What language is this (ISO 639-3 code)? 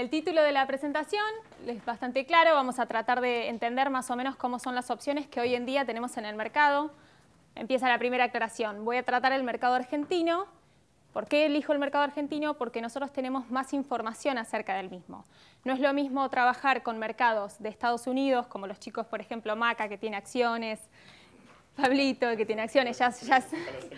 spa